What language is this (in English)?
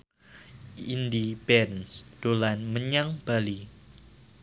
Javanese